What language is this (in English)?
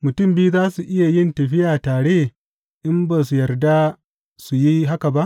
Hausa